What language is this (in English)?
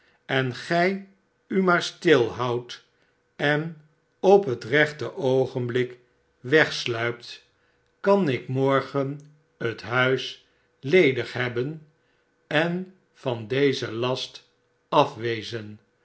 Dutch